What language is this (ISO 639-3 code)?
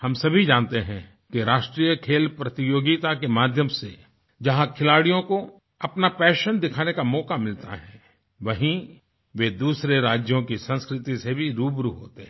hin